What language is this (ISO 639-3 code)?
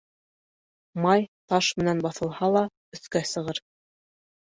bak